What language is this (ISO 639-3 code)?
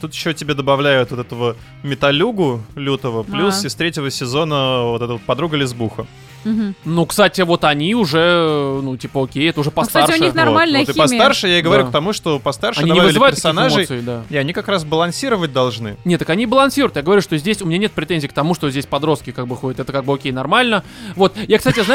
rus